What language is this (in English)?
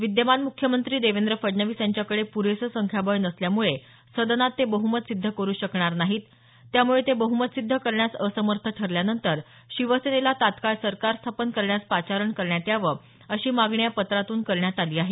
Marathi